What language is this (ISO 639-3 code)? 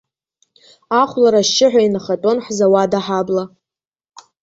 abk